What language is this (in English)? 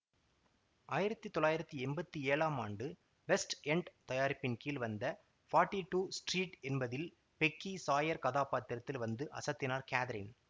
Tamil